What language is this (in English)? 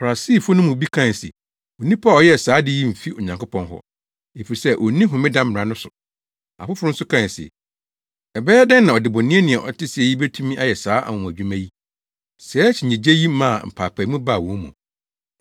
Akan